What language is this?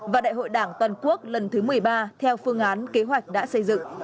Vietnamese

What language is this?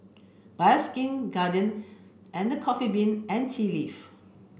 English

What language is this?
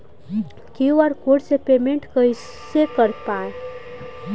Bhojpuri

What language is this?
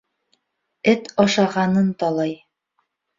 Bashkir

